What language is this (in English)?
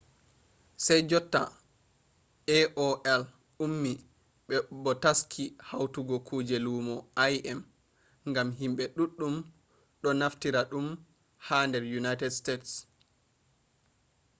Fula